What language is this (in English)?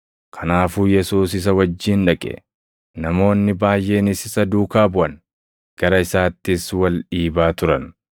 Oromo